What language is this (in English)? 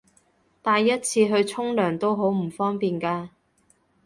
Cantonese